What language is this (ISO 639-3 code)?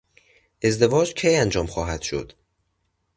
fas